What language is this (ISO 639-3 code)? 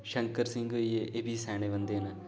doi